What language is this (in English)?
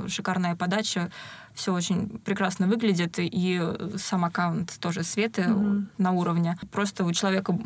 Russian